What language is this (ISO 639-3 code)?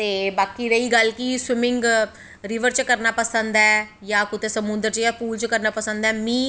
doi